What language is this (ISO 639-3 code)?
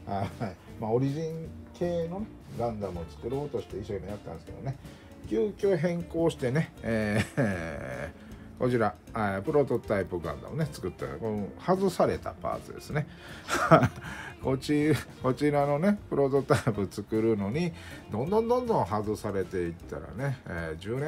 jpn